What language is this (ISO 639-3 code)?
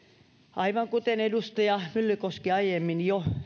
fin